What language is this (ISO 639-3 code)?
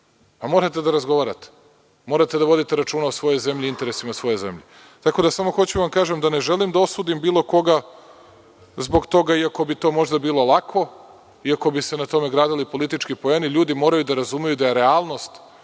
srp